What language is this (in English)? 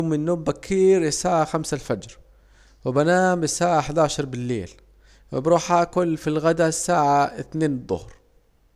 Saidi Arabic